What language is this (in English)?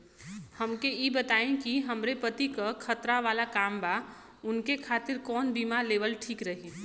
Bhojpuri